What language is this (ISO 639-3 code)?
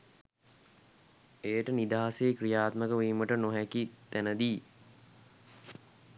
sin